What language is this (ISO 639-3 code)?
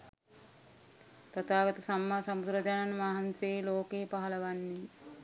sin